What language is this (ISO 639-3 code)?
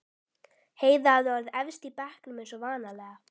isl